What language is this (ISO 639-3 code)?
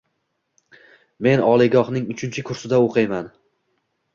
uzb